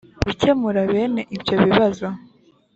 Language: Kinyarwanda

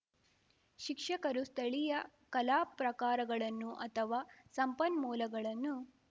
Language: Kannada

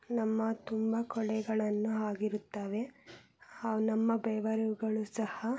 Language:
Kannada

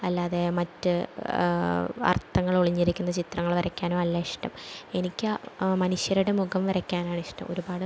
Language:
Malayalam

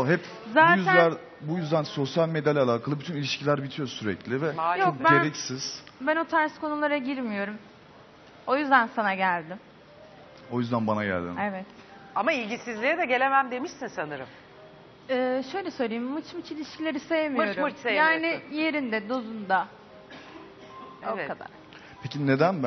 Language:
Turkish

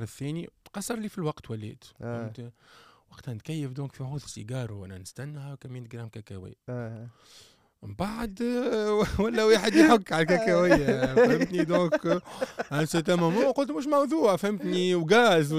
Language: Arabic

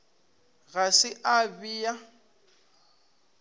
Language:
Northern Sotho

